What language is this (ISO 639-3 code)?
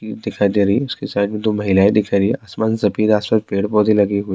urd